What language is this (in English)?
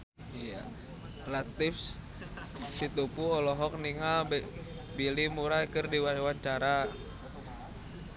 Sundanese